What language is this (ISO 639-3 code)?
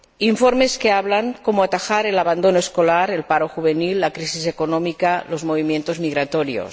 spa